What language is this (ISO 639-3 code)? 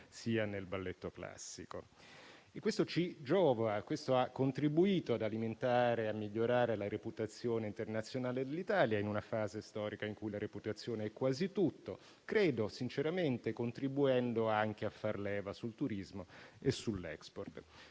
ita